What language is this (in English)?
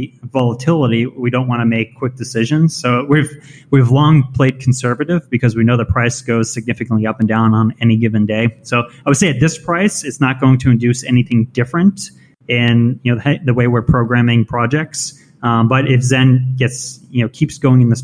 English